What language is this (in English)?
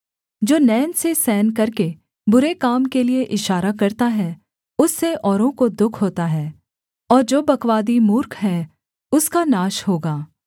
Hindi